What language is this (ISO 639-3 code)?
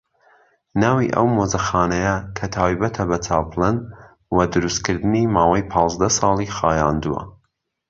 ckb